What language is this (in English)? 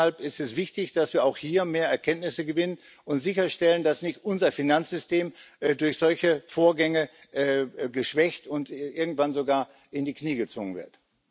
German